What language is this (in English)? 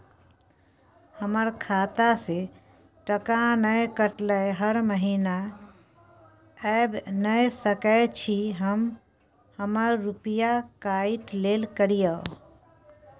Maithili